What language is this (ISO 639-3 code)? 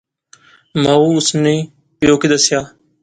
phr